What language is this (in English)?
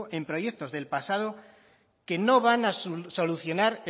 Spanish